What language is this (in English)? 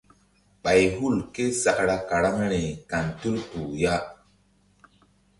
Mbum